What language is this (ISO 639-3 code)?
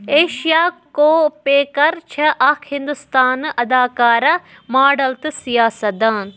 kas